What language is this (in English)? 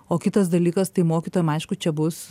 Lithuanian